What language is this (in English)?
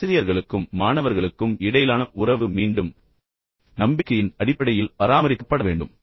Tamil